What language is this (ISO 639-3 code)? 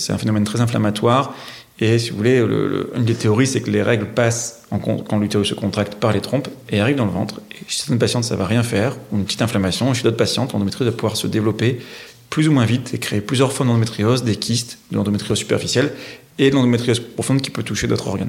fra